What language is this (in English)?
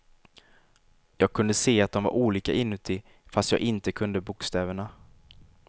Swedish